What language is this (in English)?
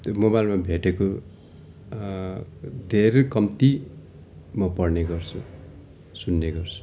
Nepali